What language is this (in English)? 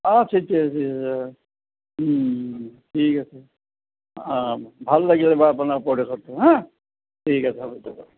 Assamese